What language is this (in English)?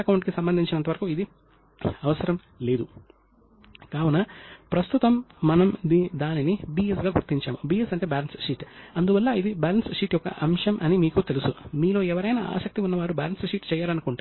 Telugu